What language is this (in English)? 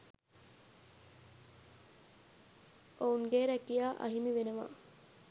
Sinhala